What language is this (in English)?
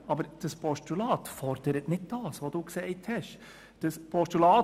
Swiss German